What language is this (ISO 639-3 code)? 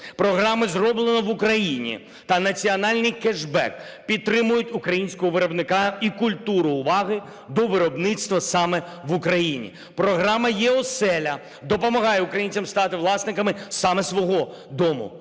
ukr